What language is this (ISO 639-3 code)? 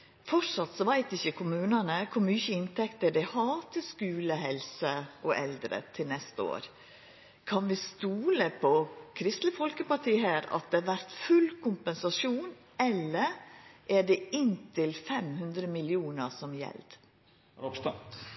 nno